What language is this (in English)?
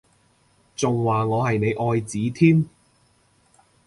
Cantonese